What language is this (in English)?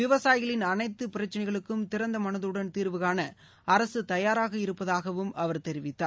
Tamil